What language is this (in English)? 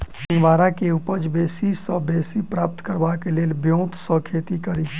Maithili